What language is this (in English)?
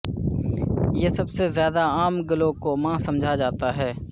Urdu